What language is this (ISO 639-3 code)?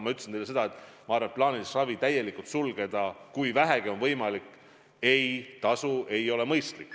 est